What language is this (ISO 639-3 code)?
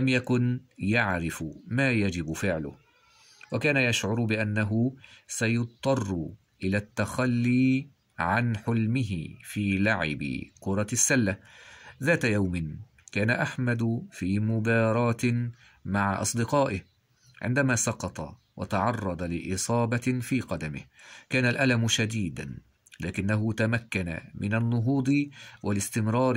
ara